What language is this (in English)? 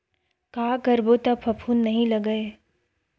Chhattisgarhi